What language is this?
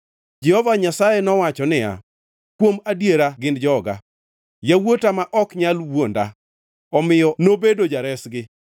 Luo (Kenya and Tanzania)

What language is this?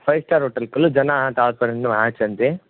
Sanskrit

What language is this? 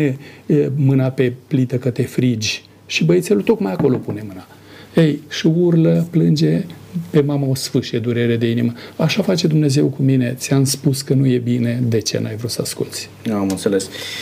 Romanian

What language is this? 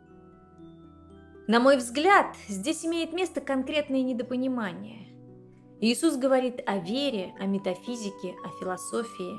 Russian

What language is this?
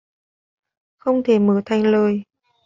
Vietnamese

